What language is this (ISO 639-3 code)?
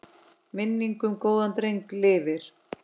isl